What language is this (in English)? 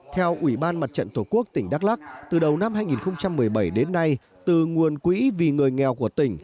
Vietnamese